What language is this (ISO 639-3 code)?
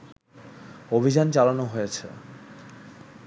ben